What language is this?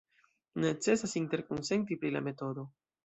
Esperanto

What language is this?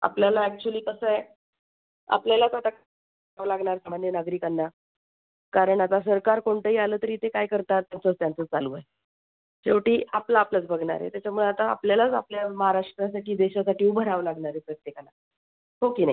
Marathi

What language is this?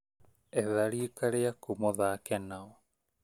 Kikuyu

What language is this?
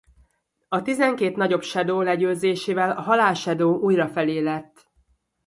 Hungarian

